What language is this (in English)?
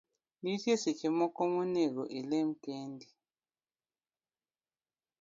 Luo (Kenya and Tanzania)